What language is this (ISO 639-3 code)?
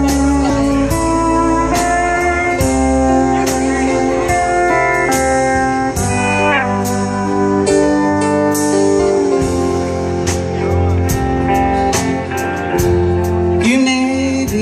eng